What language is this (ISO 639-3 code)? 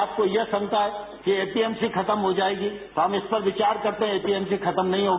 hin